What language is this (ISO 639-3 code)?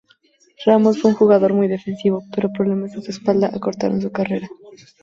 spa